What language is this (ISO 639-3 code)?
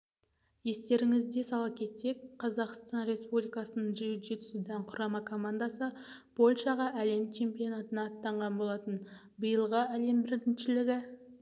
kaz